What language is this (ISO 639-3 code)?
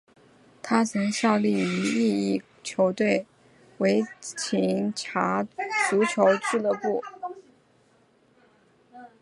zho